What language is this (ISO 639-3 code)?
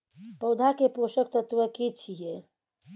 mai